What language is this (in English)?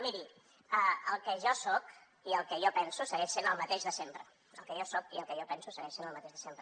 Catalan